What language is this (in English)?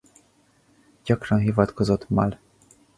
Hungarian